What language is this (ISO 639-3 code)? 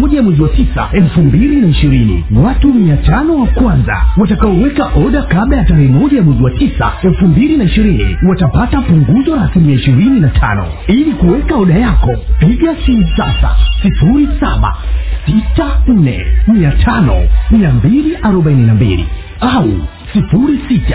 swa